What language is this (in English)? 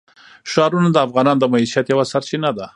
Pashto